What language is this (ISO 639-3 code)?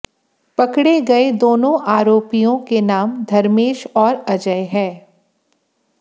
hin